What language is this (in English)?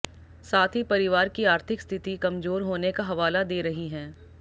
Hindi